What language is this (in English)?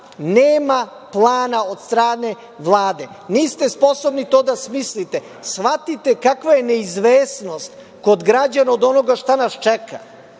Serbian